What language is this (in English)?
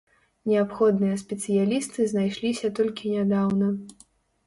Belarusian